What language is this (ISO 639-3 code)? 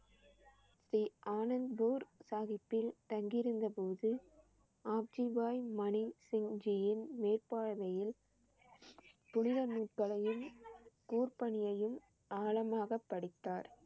tam